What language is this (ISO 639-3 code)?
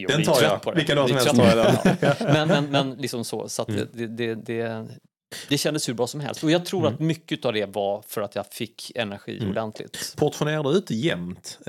swe